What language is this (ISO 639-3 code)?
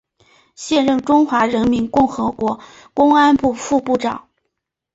zho